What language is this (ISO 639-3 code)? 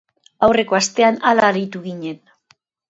eus